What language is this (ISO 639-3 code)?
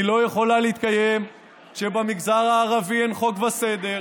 heb